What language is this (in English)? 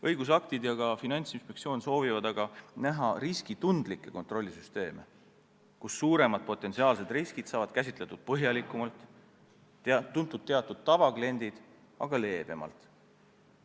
Estonian